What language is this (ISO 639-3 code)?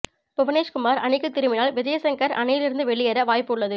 tam